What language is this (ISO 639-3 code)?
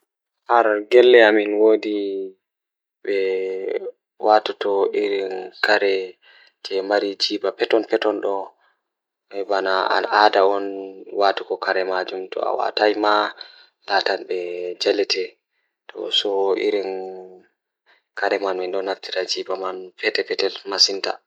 ful